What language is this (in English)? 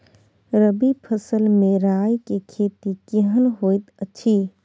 Maithili